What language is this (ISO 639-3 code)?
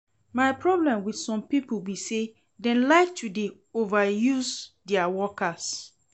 pcm